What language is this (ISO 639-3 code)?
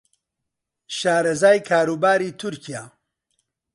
ckb